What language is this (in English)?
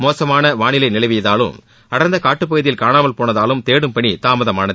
Tamil